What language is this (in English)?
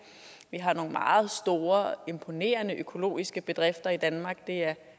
Danish